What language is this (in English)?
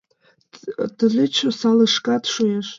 Mari